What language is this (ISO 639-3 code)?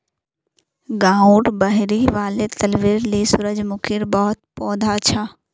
mag